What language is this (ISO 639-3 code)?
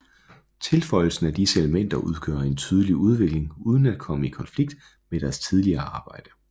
dan